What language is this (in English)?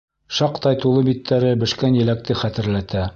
Bashkir